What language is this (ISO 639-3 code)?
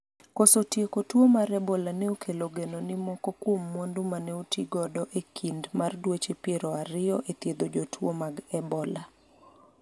luo